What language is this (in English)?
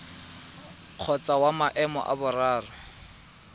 Tswana